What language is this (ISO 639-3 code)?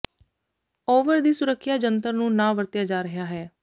pan